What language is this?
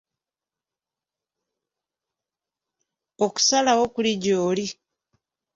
Ganda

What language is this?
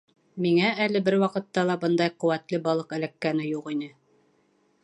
Bashkir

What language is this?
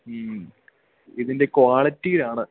Malayalam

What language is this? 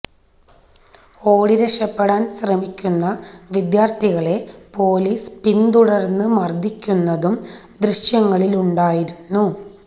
Malayalam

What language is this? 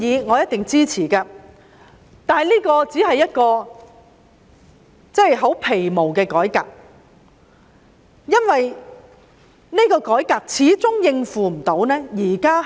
Cantonese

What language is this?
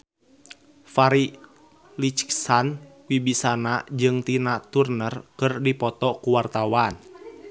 Sundanese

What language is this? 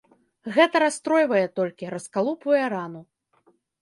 Belarusian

